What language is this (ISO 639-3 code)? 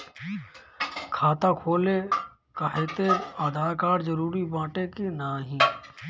bho